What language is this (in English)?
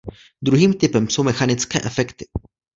Czech